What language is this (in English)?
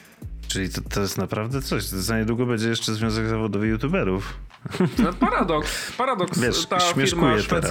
Polish